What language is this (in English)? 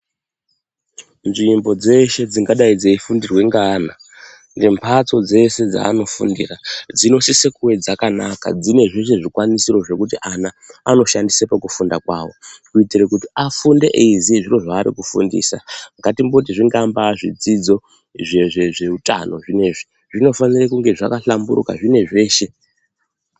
Ndau